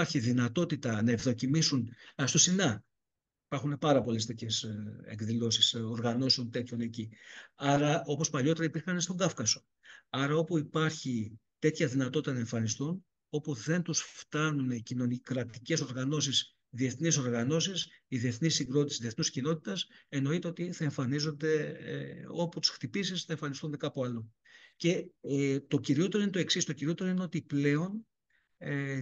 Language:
Greek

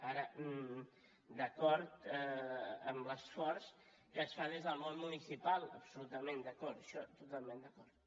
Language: Catalan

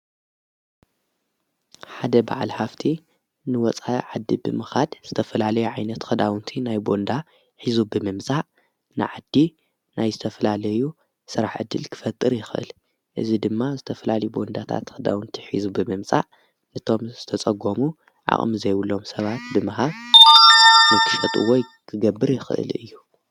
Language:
Tigrinya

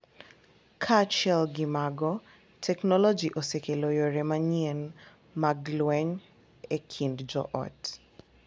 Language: Luo (Kenya and Tanzania)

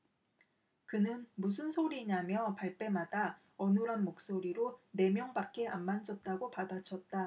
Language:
Korean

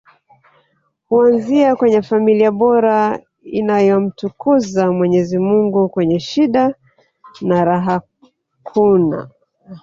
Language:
Swahili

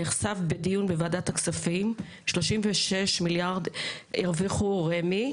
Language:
Hebrew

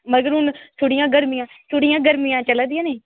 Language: Dogri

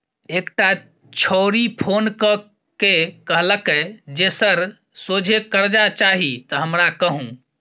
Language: Maithili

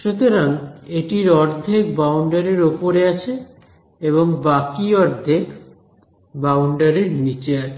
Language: Bangla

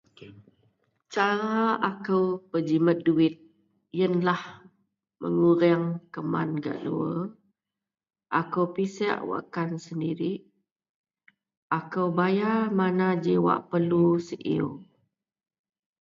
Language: Central Melanau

